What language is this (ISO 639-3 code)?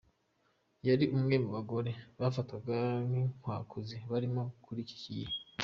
kin